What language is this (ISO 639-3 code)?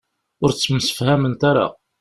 kab